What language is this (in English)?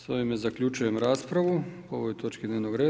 Croatian